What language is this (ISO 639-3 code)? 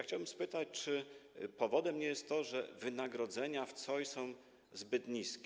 pol